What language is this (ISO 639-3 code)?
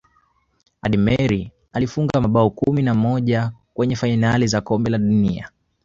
swa